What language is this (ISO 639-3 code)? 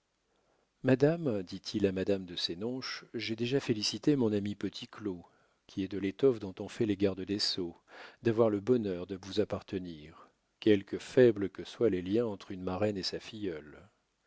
fra